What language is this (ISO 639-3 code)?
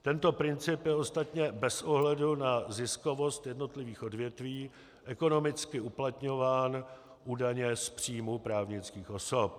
ces